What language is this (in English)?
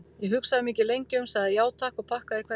Icelandic